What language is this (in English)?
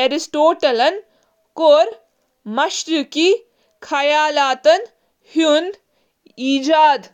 Kashmiri